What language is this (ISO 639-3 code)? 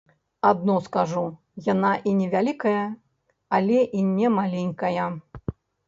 bel